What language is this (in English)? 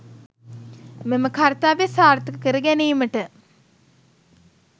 Sinhala